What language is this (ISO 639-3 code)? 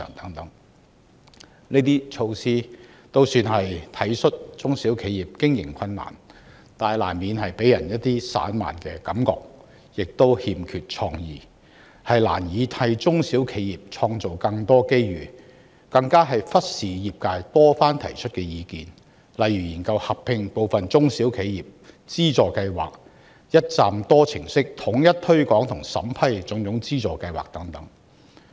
yue